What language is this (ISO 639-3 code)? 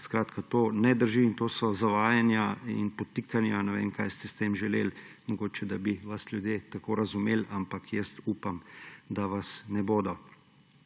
slv